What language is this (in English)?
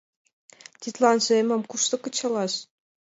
Mari